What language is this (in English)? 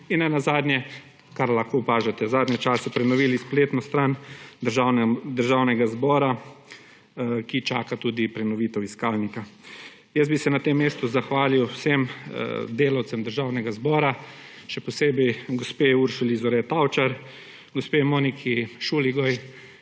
Slovenian